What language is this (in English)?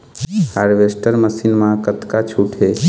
Chhattisgarhi